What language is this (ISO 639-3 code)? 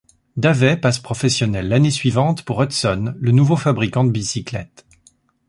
fra